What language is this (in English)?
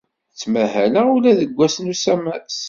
Kabyle